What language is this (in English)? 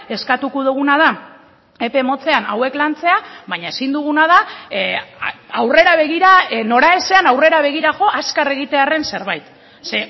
Basque